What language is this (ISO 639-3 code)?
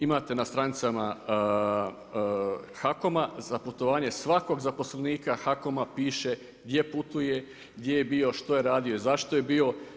hrv